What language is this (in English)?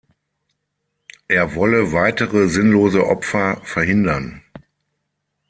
German